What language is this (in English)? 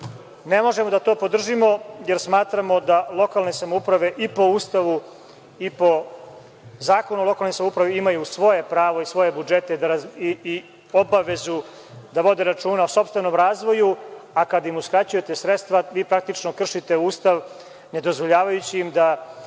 Serbian